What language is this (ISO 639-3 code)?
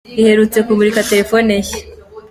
kin